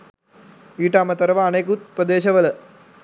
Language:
Sinhala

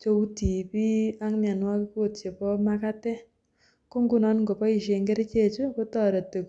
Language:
Kalenjin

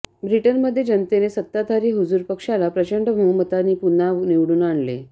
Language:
Marathi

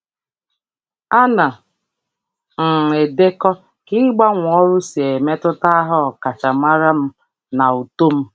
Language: Igbo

